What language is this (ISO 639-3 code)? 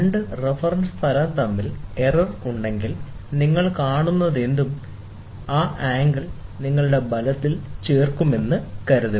mal